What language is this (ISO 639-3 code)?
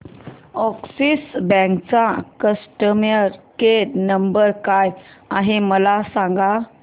mar